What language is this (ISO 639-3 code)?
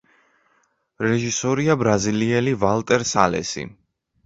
kat